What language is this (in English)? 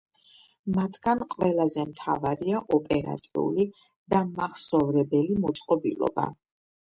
Georgian